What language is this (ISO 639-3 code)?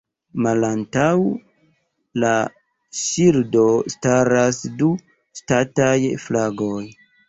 epo